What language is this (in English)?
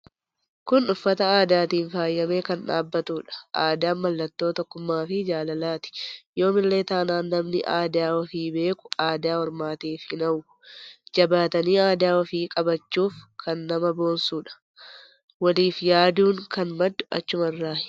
Oromo